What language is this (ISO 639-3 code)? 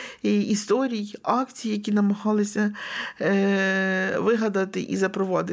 ukr